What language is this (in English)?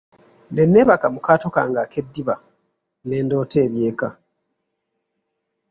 Ganda